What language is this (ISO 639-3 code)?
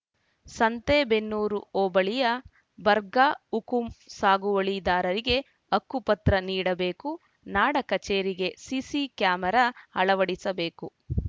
kan